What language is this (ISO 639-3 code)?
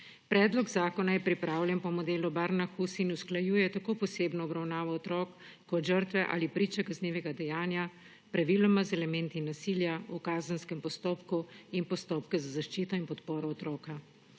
slv